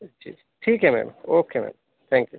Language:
Urdu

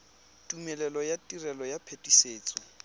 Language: Tswana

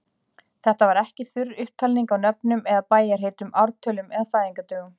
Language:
Icelandic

